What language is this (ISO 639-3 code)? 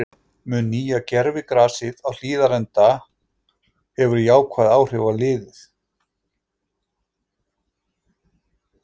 isl